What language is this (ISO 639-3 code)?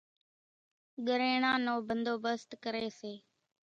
gjk